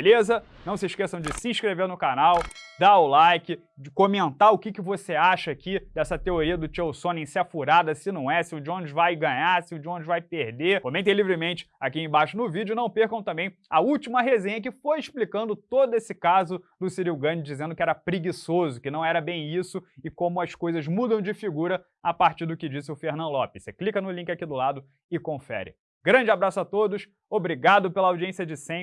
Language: Portuguese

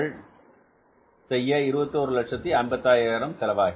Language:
Tamil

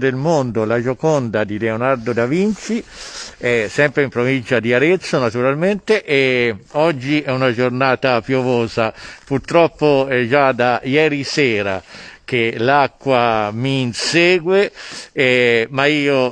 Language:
Italian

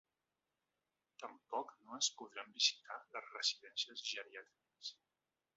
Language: Catalan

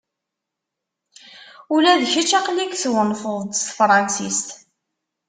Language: Kabyle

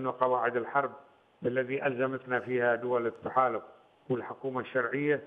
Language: Arabic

